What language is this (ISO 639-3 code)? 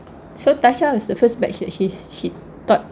eng